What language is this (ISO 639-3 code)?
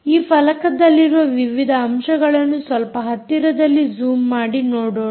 kan